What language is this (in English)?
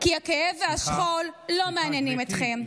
Hebrew